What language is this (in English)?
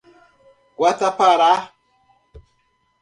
Portuguese